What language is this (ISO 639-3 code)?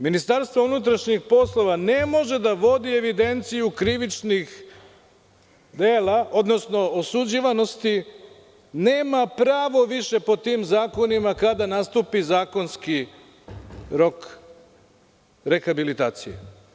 srp